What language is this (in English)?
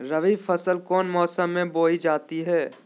Magahi